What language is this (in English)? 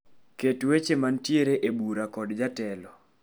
Luo (Kenya and Tanzania)